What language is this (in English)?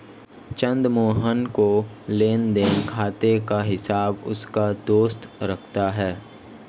Hindi